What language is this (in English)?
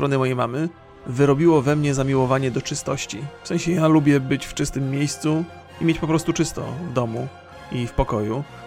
Polish